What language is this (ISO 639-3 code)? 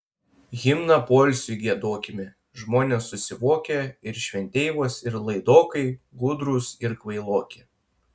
lit